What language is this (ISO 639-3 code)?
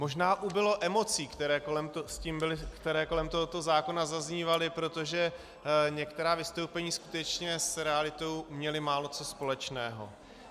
ces